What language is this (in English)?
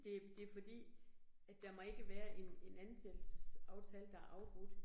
Danish